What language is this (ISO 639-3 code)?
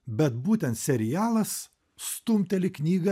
lit